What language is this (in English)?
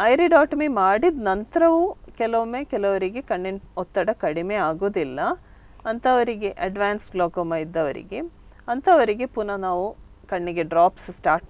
Hindi